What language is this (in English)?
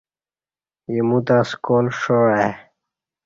Kati